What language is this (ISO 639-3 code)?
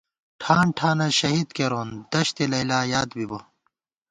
gwt